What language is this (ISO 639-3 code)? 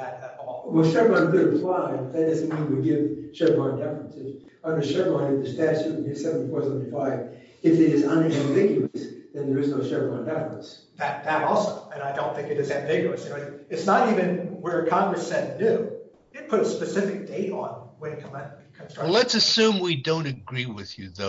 eng